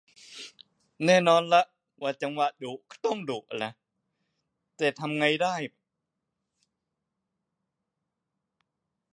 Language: Thai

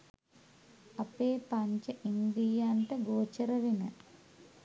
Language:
Sinhala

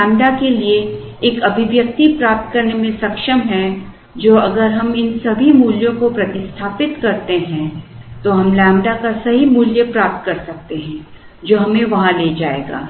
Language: Hindi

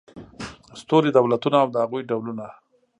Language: Pashto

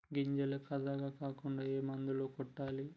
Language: Telugu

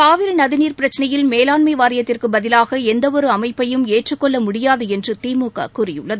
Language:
Tamil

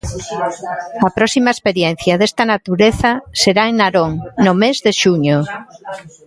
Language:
Galician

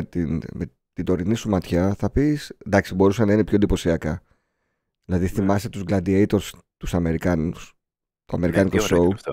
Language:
Greek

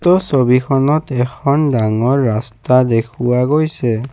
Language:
Assamese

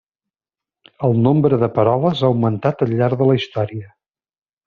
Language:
Catalan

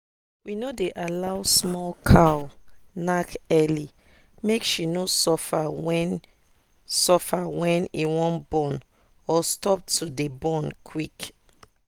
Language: Nigerian Pidgin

